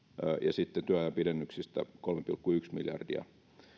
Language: Finnish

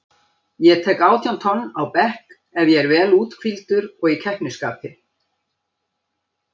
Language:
Icelandic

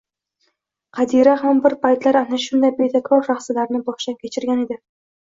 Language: Uzbek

